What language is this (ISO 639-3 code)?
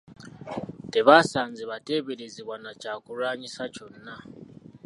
lug